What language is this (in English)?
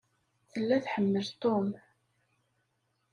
Kabyle